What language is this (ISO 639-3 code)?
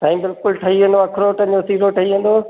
snd